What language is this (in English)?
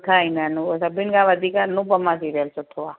Sindhi